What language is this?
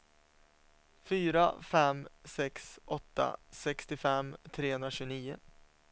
Swedish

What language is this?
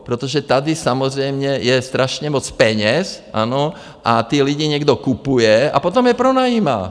Czech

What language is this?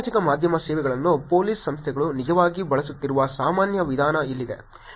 Kannada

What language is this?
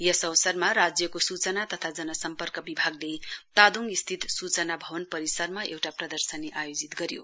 Nepali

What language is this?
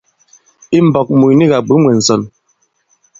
Bankon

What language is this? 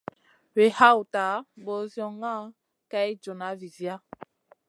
Masana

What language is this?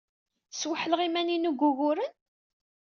Kabyle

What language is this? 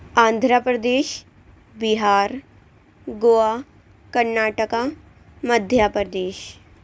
Urdu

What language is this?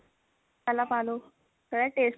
Punjabi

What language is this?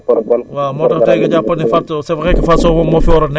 Wolof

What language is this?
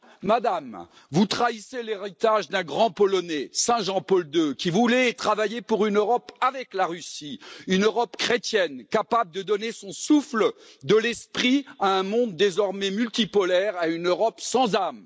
French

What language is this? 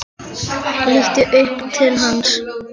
Icelandic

